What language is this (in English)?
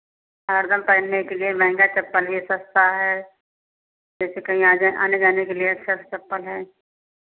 Hindi